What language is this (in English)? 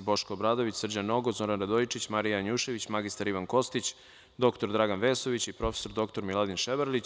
Serbian